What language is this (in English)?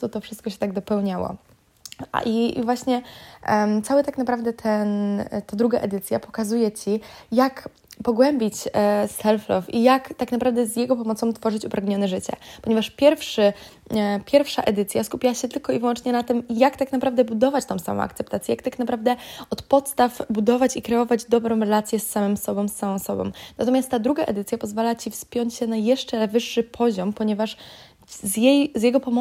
Polish